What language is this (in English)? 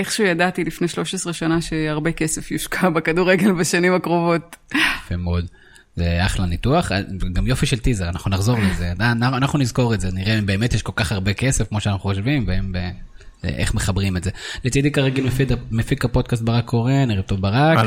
Hebrew